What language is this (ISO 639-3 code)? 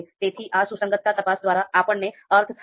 guj